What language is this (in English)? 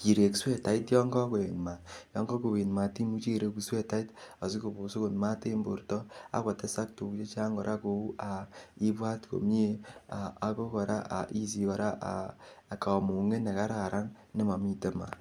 Kalenjin